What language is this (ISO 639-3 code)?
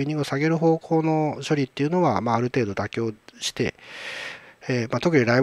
jpn